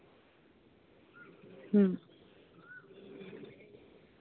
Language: Santali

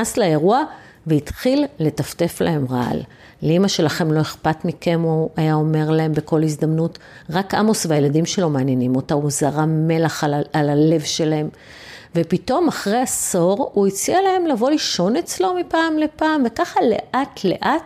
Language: Hebrew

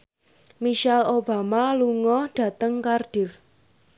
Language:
Javanese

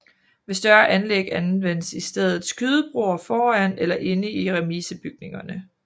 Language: Danish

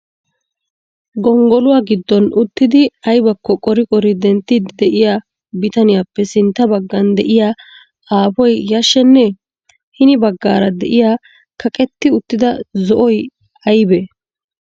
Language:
Wolaytta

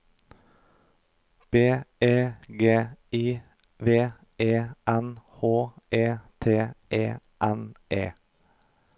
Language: Norwegian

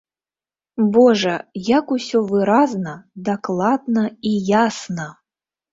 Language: Belarusian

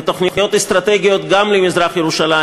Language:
Hebrew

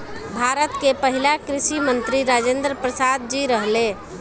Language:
Bhojpuri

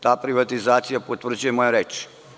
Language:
Serbian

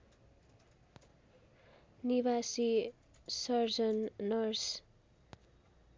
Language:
Nepali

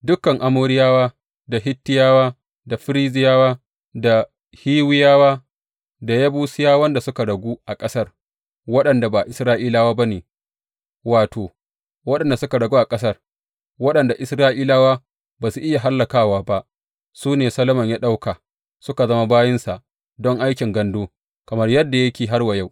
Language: Hausa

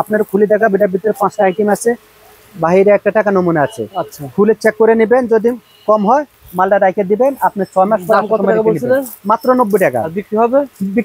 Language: Arabic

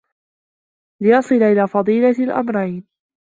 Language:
Arabic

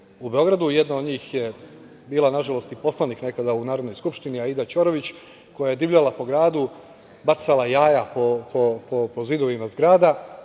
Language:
Serbian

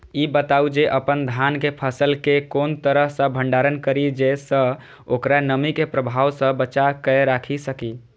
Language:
Maithili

